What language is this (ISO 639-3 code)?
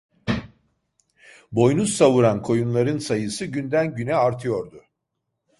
tur